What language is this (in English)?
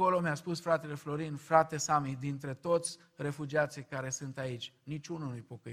Romanian